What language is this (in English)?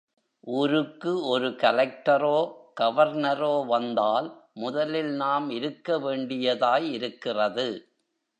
Tamil